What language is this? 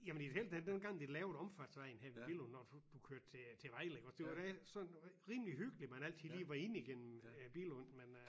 Danish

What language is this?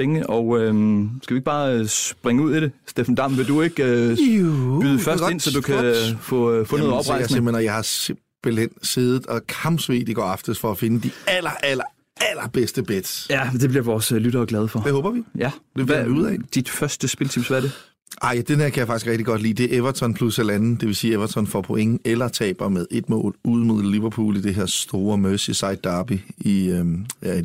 Danish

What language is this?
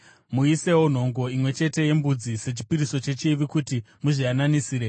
Shona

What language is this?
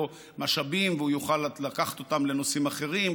Hebrew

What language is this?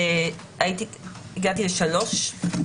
Hebrew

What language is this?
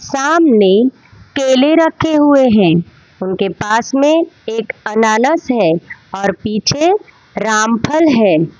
Hindi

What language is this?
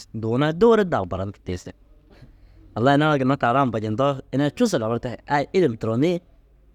Dazaga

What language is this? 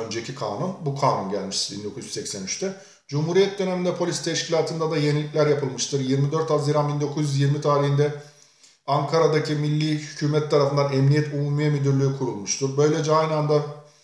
Turkish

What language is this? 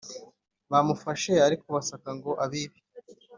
Kinyarwanda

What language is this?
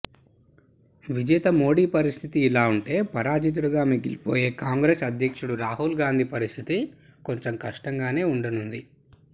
Telugu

